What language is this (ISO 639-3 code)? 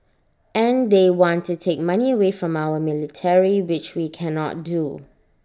eng